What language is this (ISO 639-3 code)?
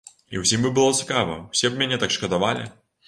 bel